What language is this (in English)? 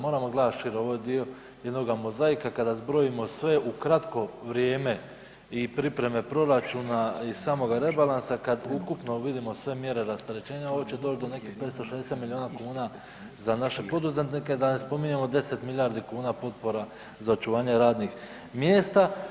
Croatian